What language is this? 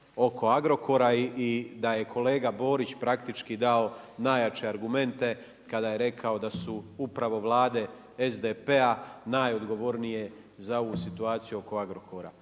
Croatian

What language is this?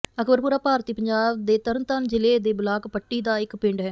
Punjabi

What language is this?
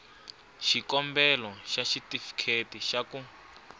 Tsonga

